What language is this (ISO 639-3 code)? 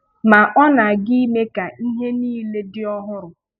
ibo